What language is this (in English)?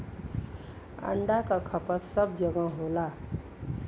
Bhojpuri